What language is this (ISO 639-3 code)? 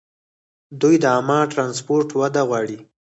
pus